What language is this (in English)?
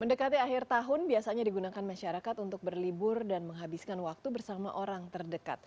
Indonesian